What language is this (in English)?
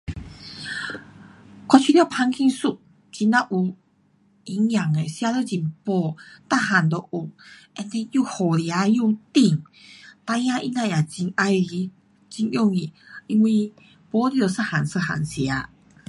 Pu-Xian Chinese